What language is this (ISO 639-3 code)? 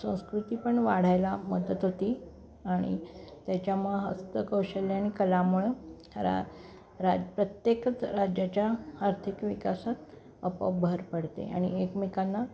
mar